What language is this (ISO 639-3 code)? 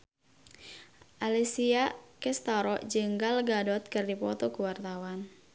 sun